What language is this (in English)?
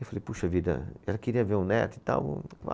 Portuguese